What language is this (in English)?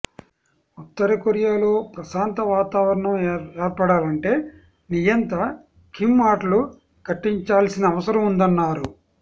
Telugu